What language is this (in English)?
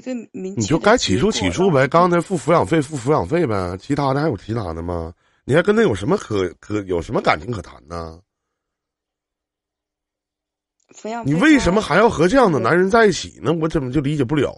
Chinese